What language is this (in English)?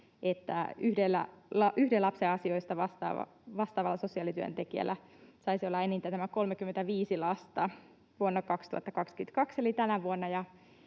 Finnish